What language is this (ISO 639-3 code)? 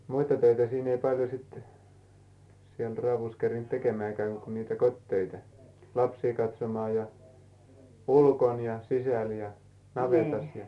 fin